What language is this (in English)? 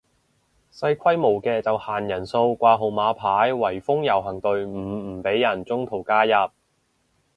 Cantonese